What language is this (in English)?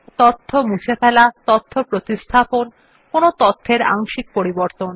Bangla